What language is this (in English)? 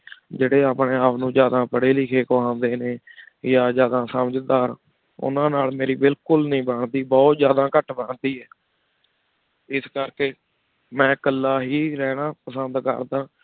Punjabi